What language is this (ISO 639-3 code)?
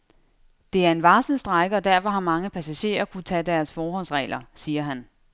dan